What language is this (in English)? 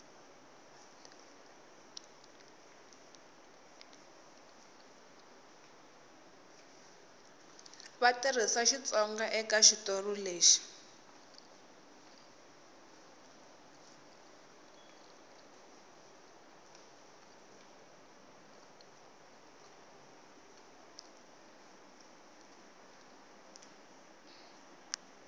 Tsonga